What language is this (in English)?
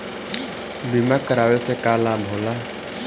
Bhojpuri